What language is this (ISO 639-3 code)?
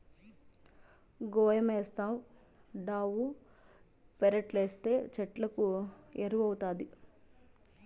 tel